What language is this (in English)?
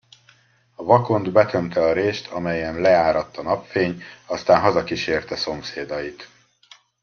Hungarian